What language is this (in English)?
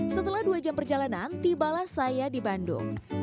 Indonesian